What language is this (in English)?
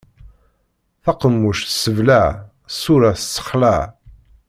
Kabyle